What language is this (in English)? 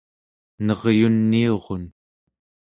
Central Yupik